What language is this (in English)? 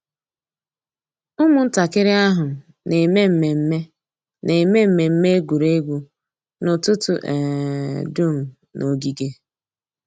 Igbo